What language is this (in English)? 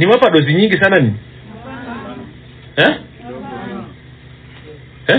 Swahili